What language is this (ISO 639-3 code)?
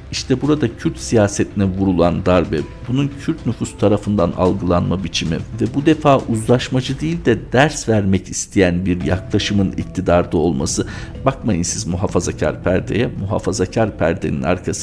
tur